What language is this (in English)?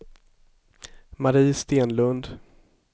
Swedish